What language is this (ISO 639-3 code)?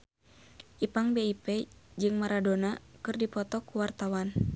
sun